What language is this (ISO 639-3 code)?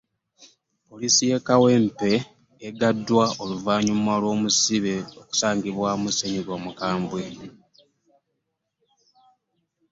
lug